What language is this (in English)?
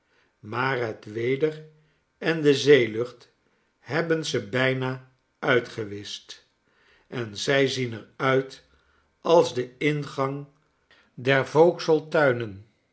Dutch